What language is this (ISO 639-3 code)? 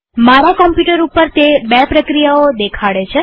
guj